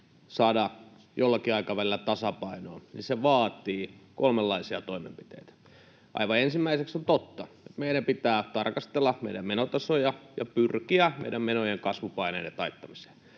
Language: Finnish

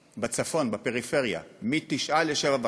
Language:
Hebrew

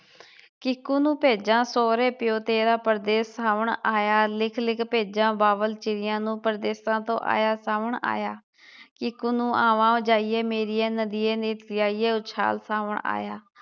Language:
Punjabi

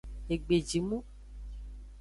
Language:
Aja (Benin)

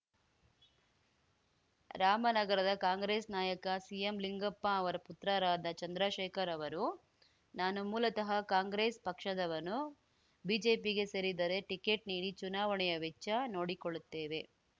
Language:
Kannada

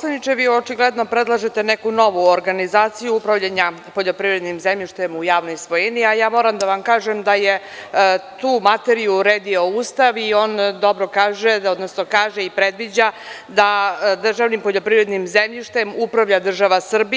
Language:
Serbian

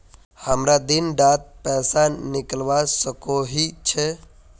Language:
Magahi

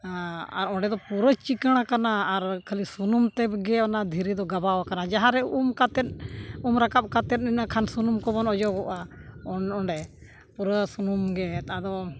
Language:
Santali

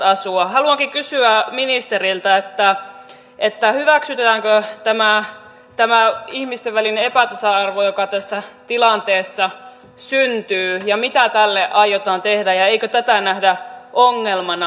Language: Finnish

